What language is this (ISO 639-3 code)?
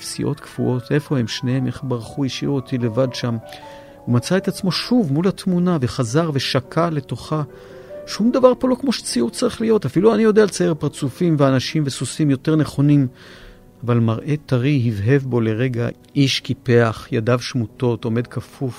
heb